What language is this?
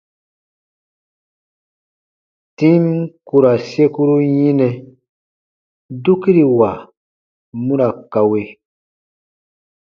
Baatonum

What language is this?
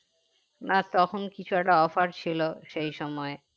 Bangla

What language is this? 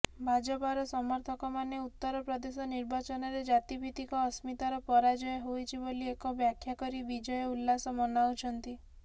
Odia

